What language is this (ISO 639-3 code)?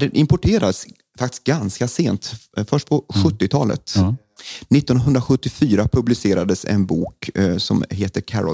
swe